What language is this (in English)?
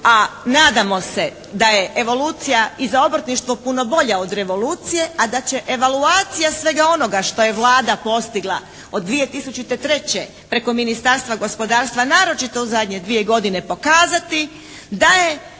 Croatian